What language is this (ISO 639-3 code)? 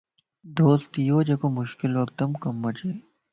lss